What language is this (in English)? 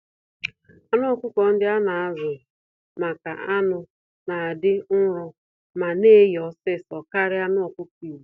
Igbo